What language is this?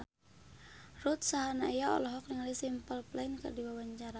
Sundanese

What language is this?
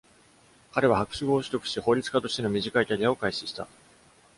Japanese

